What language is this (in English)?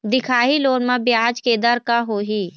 Chhattisgarhi